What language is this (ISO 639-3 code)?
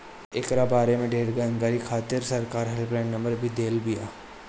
bho